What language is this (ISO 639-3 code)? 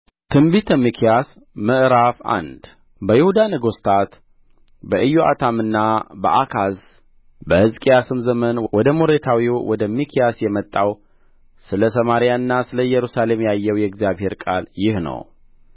amh